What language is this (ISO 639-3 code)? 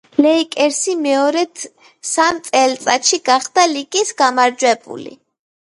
kat